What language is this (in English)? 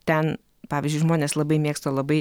Lithuanian